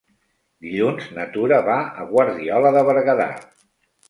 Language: Catalan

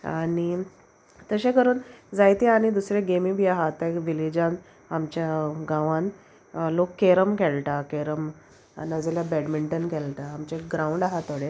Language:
Konkani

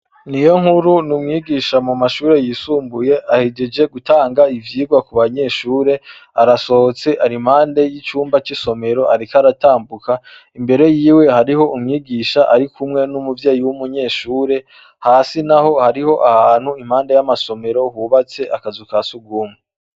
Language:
Rundi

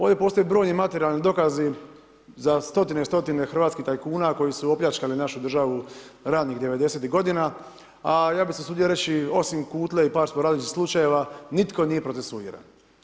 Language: Croatian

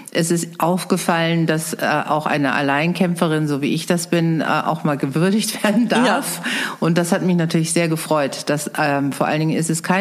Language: German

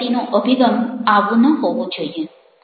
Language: Gujarati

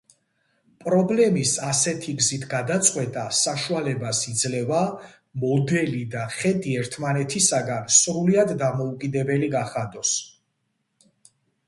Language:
Georgian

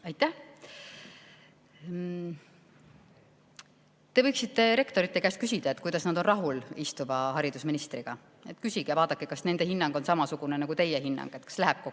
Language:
Estonian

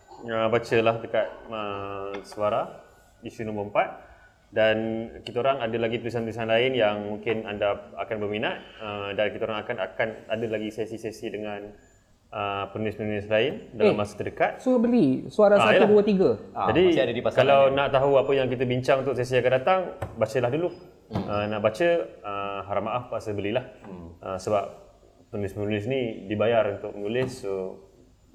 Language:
Malay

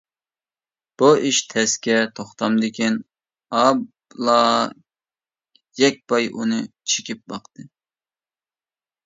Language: Uyghur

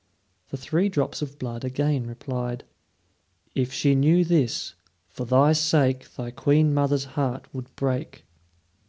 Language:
English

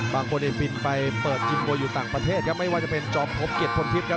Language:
Thai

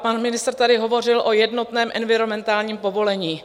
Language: Czech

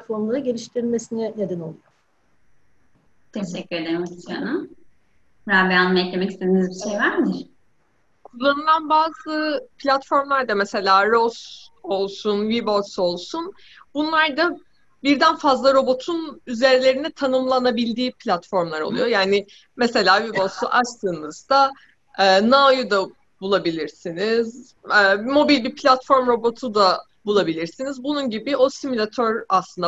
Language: Turkish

